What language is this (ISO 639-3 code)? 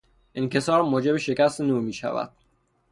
fas